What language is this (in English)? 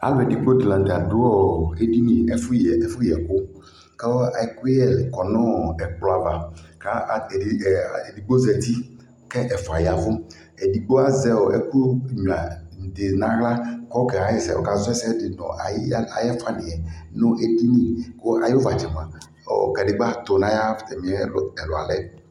Ikposo